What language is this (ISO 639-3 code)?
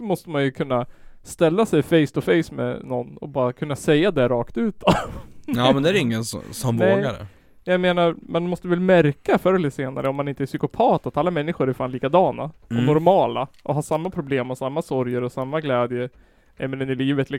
swe